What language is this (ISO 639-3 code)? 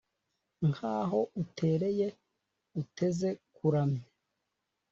kin